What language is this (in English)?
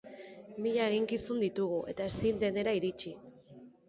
Basque